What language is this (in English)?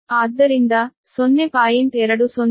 Kannada